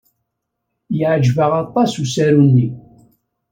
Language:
Kabyle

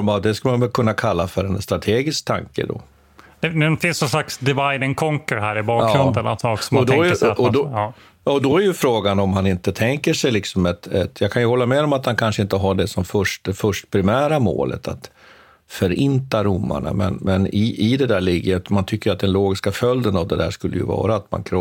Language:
Swedish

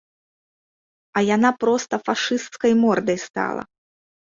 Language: Belarusian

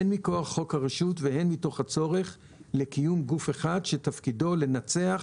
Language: Hebrew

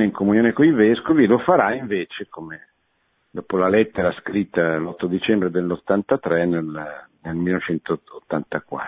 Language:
Italian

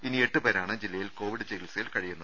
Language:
Malayalam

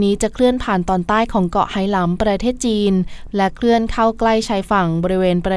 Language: Thai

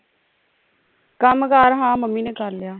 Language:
Punjabi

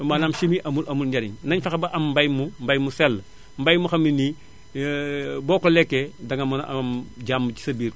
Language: Wolof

